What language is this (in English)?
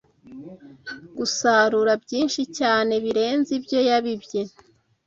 Kinyarwanda